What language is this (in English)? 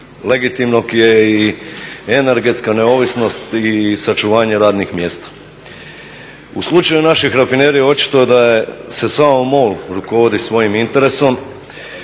Croatian